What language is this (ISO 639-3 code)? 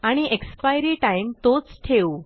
mar